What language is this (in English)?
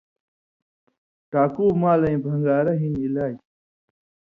Indus Kohistani